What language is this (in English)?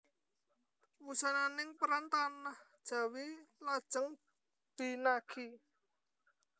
Javanese